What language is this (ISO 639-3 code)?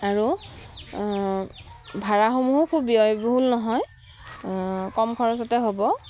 asm